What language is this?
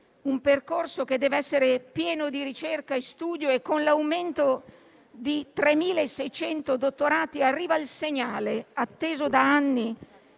Italian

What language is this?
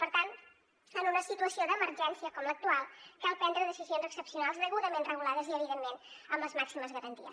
Catalan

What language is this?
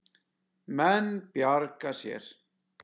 Icelandic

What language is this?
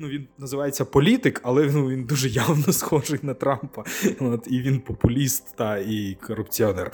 Ukrainian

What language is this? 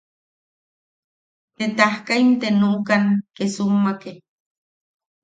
Yaqui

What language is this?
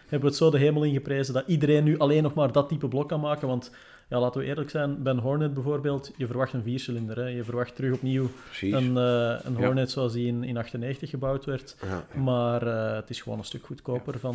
Dutch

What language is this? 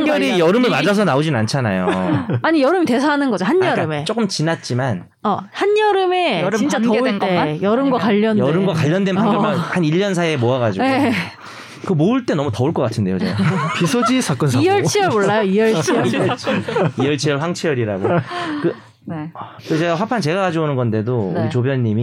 Korean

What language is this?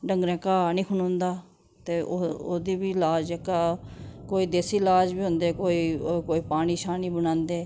Dogri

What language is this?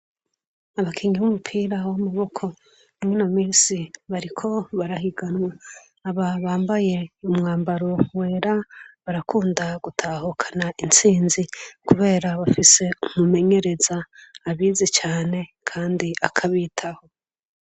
Rundi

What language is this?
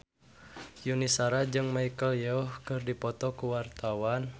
Sundanese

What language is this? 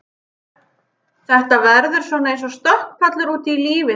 Icelandic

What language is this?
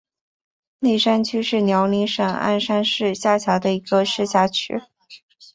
Chinese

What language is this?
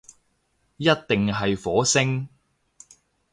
Cantonese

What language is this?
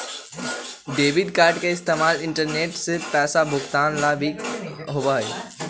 Magahi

